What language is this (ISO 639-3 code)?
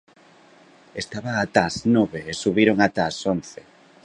glg